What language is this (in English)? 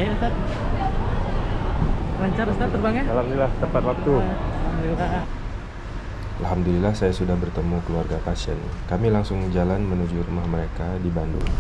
Indonesian